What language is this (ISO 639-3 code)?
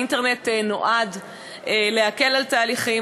heb